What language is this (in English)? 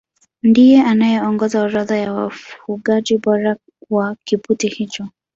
Swahili